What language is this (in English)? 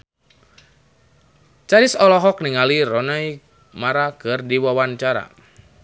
Sundanese